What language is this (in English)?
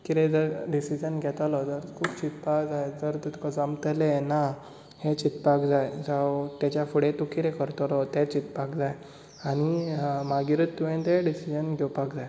Konkani